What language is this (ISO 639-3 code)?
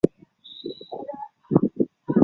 zho